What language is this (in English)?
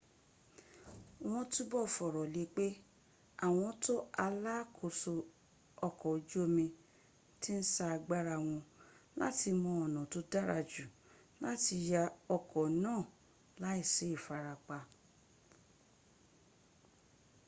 Yoruba